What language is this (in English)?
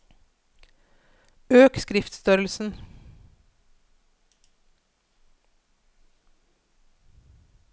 Norwegian